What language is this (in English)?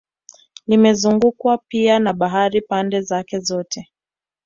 Swahili